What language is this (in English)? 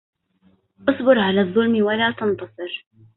Arabic